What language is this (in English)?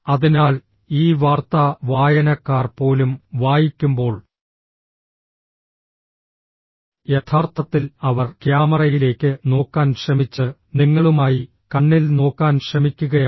Malayalam